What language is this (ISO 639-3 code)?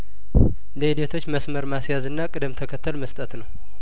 amh